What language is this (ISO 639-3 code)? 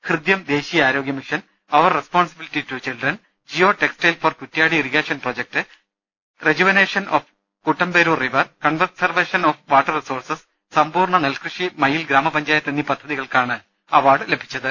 mal